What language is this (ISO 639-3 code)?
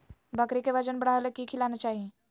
mag